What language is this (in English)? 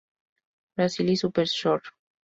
Spanish